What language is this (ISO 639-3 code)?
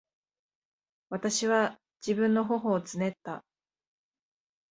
jpn